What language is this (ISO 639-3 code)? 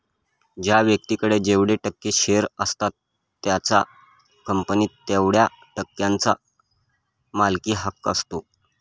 mar